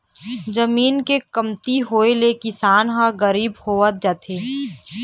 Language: Chhattisgarhi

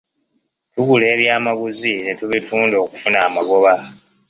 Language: Ganda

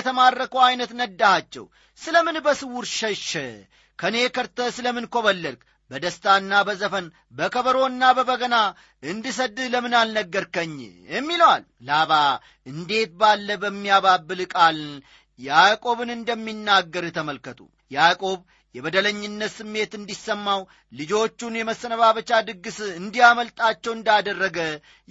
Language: Amharic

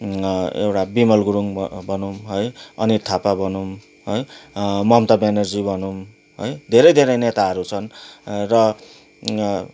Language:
Nepali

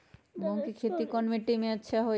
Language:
Magahi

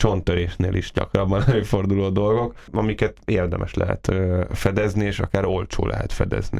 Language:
Hungarian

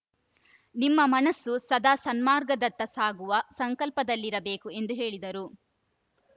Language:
Kannada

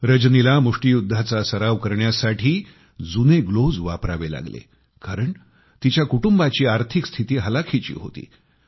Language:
Marathi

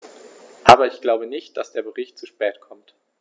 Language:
German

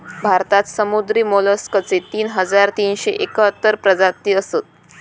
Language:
Marathi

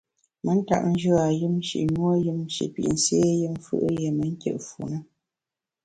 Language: Bamun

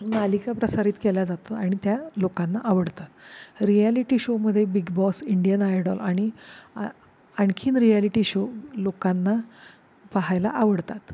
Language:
Marathi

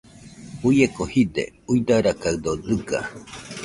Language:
Nüpode Huitoto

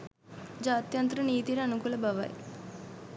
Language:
Sinhala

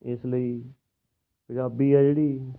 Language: Punjabi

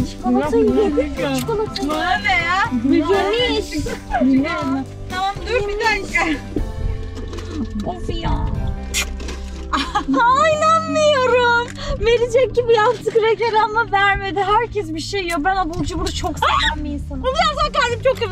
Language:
Turkish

